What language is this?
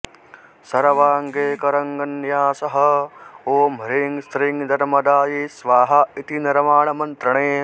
Sanskrit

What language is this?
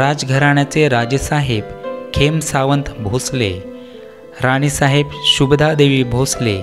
Hindi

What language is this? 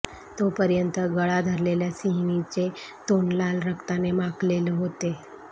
Marathi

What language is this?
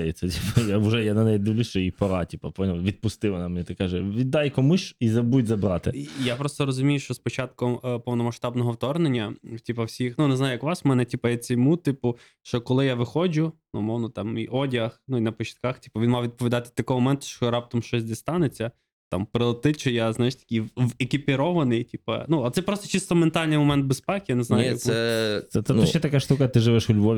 Ukrainian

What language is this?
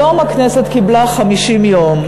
Hebrew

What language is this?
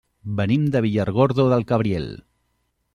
Catalan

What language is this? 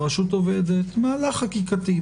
Hebrew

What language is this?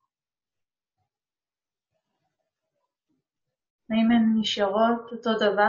Hebrew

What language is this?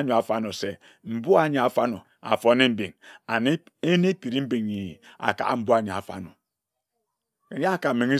Ejagham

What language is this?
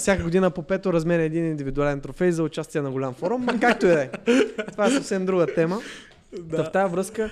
Bulgarian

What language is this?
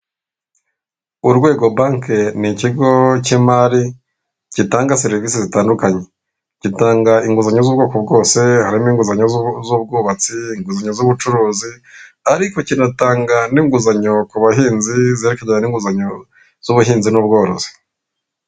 Kinyarwanda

